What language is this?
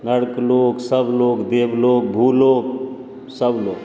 Maithili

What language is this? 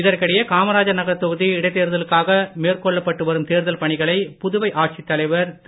Tamil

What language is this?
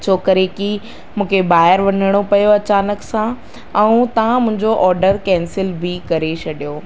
Sindhi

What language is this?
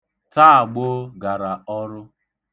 Igbo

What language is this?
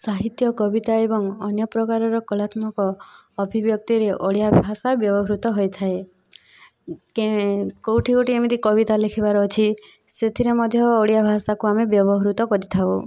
Odia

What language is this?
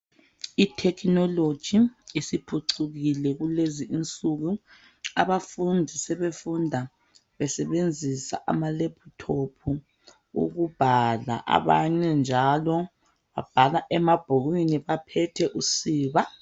North Ndebele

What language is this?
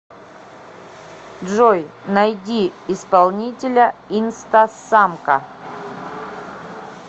Russian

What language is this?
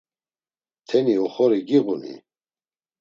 Laz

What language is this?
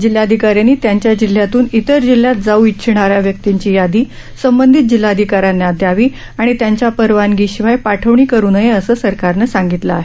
Marathi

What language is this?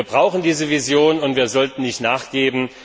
German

